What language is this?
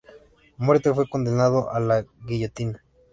Spanish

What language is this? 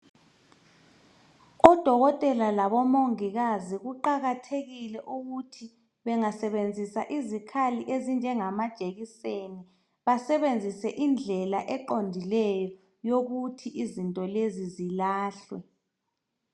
North Ndebele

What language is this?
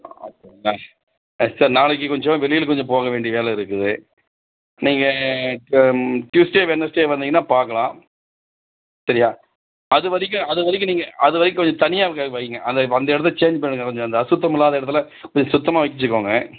Tamil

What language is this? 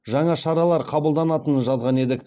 Kazakh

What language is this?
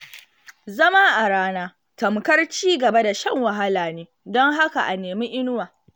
Hausa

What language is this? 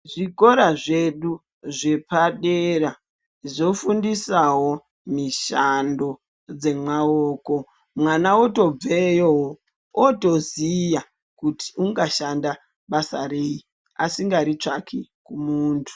Ndau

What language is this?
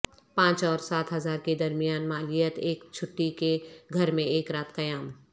Urdu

